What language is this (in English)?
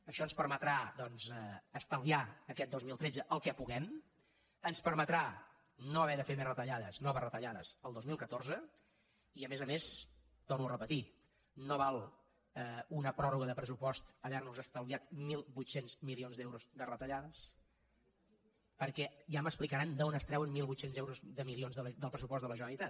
Catalan